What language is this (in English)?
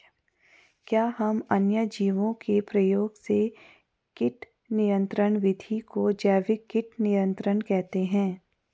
Hindi